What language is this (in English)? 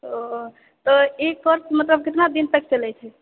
Maithili